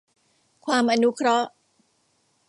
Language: Thai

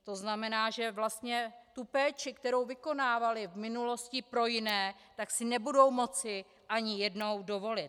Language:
Czech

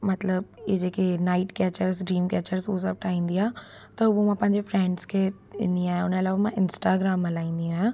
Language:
Sindhi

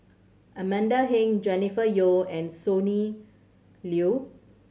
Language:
English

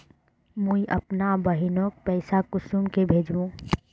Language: Magahi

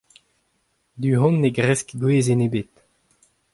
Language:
Breton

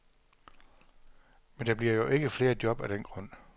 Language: Danish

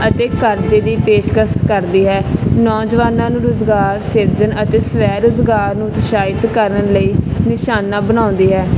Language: Punjabi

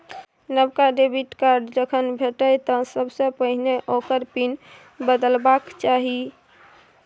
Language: Maithili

